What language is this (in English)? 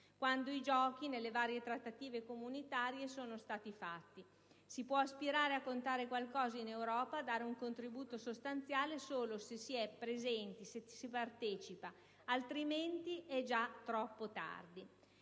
Italian